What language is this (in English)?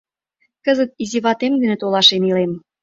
Mari